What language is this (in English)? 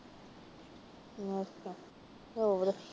Punjabi